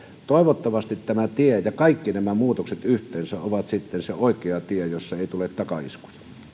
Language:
Finnish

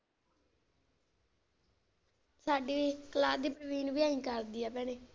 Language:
Punjabi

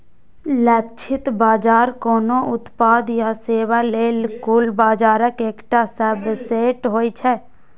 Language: Maithili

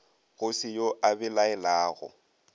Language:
Northern Sotho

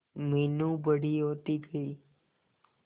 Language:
Hindi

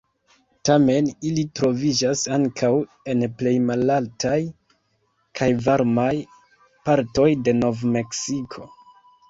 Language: Esperanto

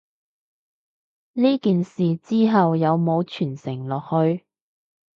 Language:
Cantonese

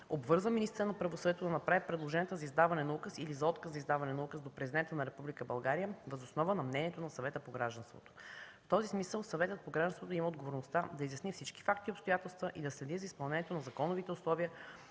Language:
Bulgarian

